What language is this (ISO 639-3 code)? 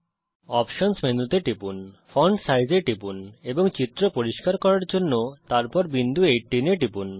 ben